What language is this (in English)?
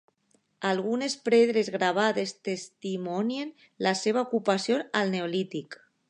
Catalan